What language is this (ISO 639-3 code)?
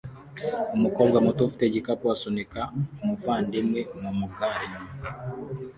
kin